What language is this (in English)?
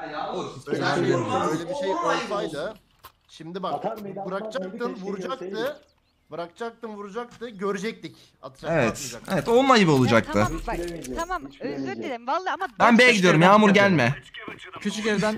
Turkish